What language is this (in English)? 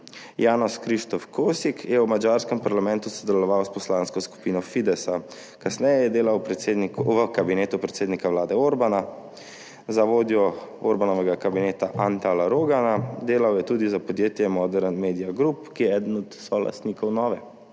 Slovenian